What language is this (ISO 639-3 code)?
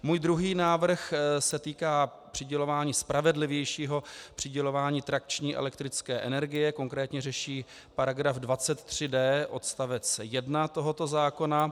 ces